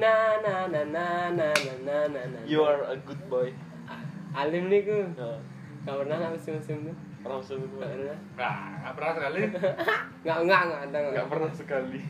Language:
Indonesian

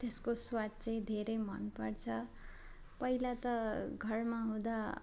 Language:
Nepali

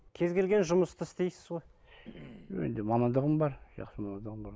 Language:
Kazakh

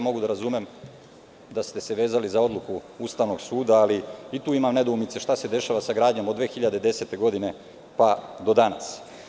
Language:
Serbian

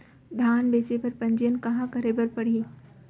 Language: Chhattisgarhi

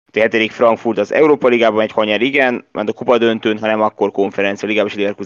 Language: Hungarian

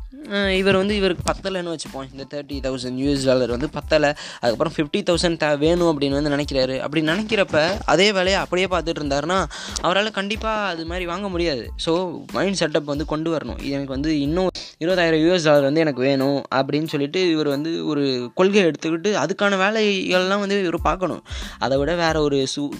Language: Tamil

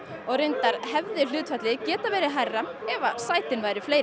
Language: Icelandic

